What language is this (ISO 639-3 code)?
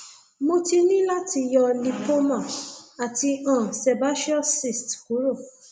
yor